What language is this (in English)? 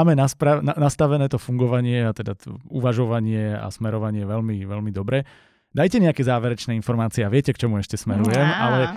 Slovak